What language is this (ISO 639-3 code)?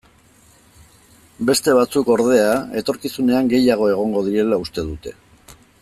eus